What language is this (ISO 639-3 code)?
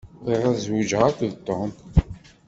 kab